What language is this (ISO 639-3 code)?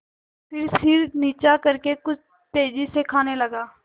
hin